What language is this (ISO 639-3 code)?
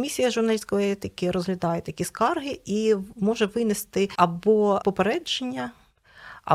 ukr